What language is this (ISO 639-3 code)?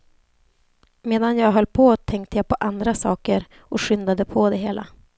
swe